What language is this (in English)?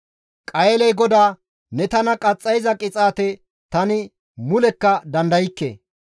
Gamo